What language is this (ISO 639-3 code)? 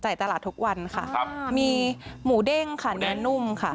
tha